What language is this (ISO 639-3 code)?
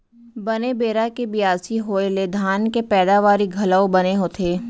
hne